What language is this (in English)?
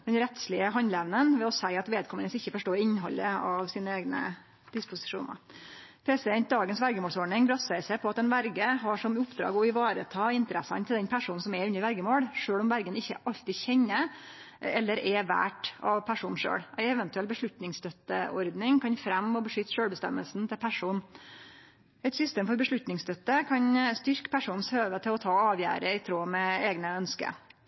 Norwegian Nynorsk